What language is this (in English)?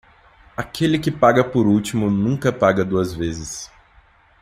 Portuguese